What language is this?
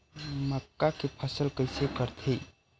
Chhattisgarhi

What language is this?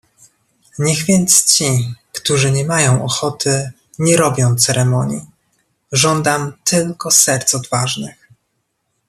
Polish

